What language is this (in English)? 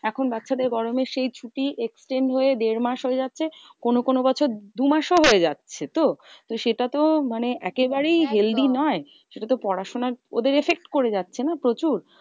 Bangla